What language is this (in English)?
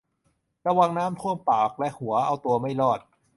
Thai